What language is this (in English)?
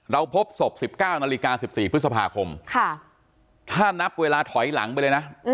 Thai